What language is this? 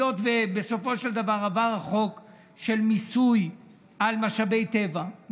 Hebrew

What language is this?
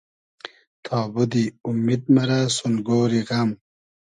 Hazaragi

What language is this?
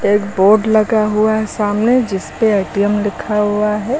Hindi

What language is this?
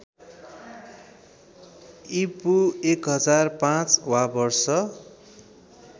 Nepali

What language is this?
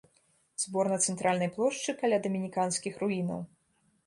Belarusian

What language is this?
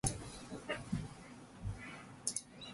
Chinese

